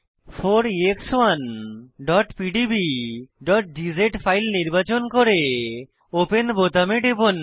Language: Bangla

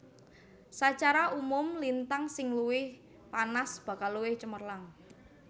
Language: Javanese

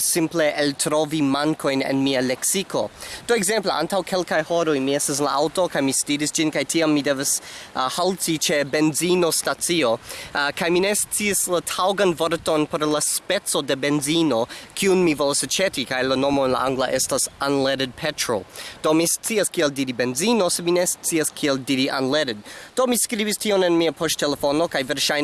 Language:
Esperanto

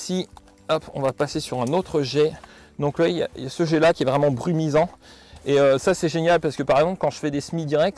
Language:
French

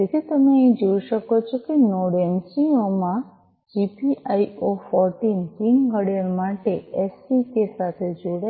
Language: Gujarati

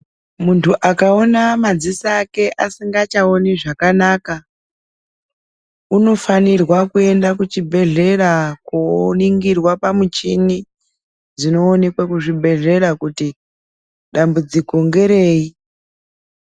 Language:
Ndau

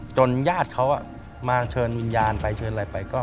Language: Thai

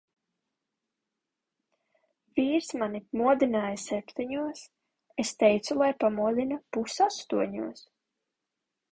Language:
Latvian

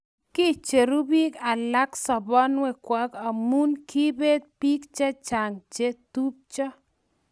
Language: Kalenjin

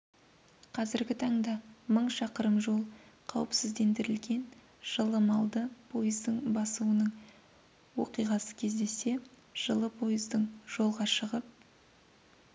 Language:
Kazakh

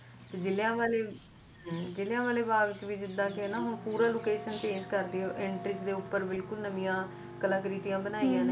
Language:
Punjabi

